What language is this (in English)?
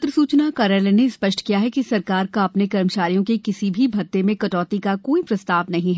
Hindi